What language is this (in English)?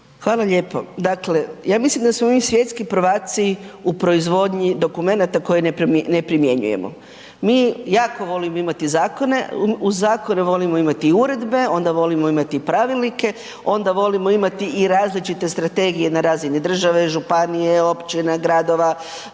Croatian